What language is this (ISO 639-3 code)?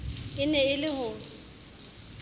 sot